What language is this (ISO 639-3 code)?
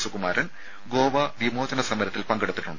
mal